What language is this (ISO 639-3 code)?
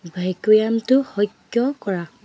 asm